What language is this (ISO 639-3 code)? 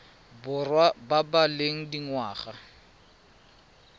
tsn